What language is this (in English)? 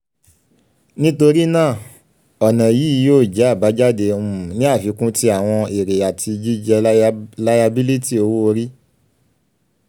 Yoruba